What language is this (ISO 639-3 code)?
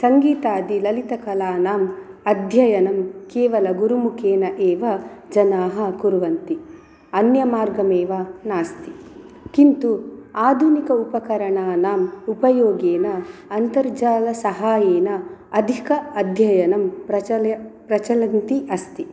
san